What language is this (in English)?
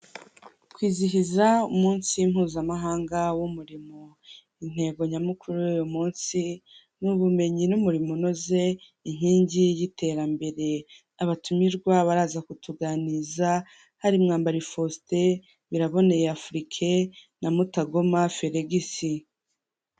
Kinyarwanda